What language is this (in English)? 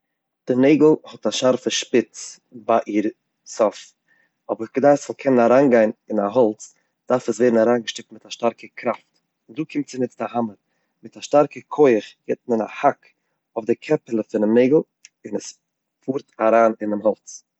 Yiddish